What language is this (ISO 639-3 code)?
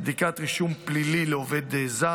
heb